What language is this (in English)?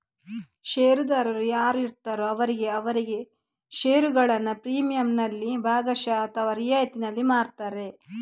Kannada